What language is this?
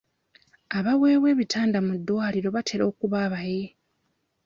Ganda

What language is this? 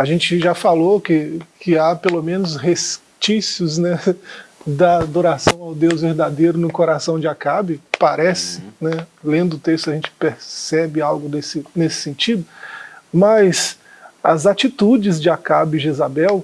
Portuguese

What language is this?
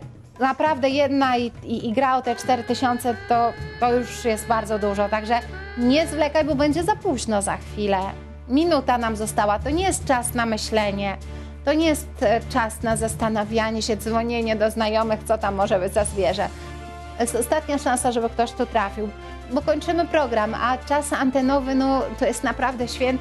Polish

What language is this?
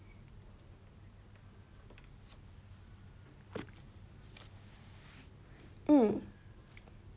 English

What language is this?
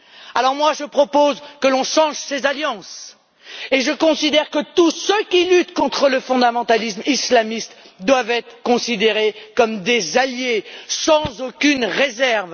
French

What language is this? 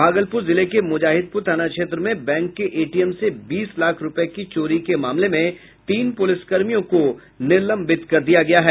Hindi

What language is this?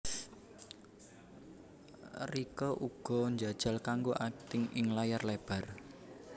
Javanese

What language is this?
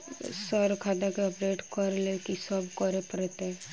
Maithili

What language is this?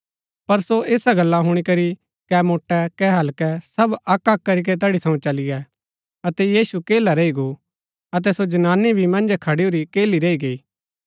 Gaddi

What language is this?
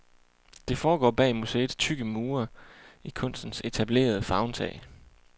Danish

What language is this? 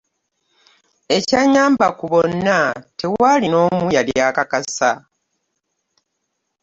Ganda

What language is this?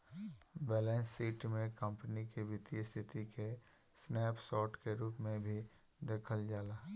Bhojpuri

